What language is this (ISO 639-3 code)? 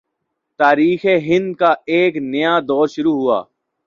urd